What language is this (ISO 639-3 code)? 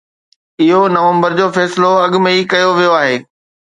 snd